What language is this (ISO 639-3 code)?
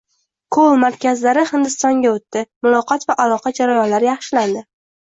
uzb